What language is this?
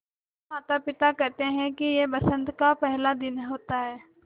Hindi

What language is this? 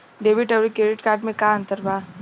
Bhojpuri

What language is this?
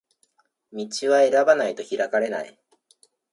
Japanese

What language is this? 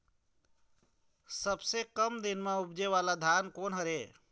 Chhattisgarhi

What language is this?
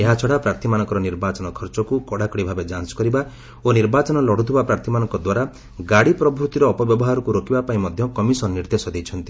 Odia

